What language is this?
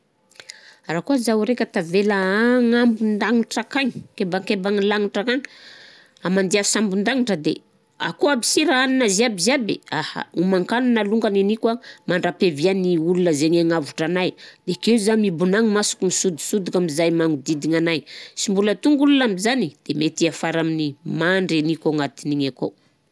Southern Betsimisaraka Malagasy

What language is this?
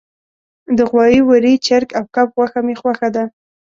Pashto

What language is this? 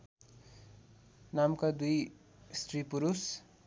Nepali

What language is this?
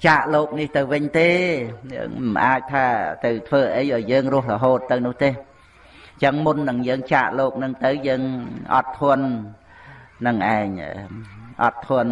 Vietnamese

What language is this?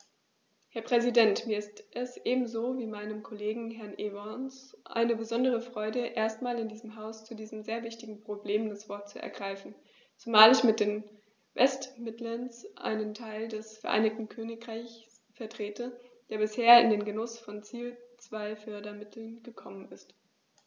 German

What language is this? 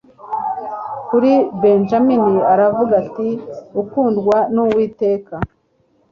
Kinyarwanda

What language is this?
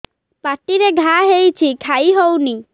Odia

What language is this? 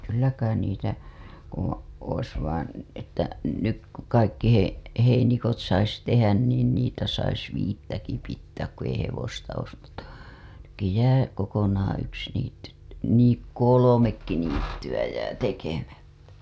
Finnish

